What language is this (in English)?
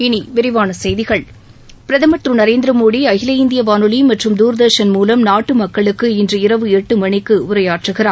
Tamil